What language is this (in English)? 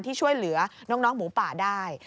Thai